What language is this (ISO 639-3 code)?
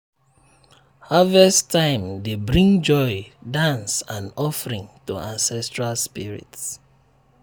pcm